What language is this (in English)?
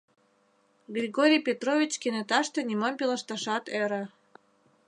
Mari